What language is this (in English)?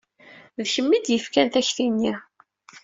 Kabyle